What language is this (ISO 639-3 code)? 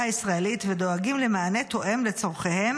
heb